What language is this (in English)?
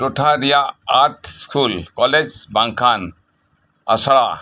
Santali